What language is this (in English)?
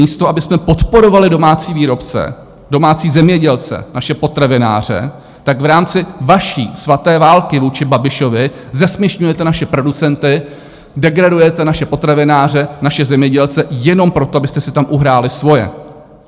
Czech